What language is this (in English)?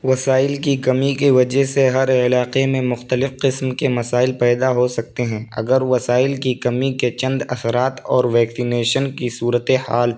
Urdu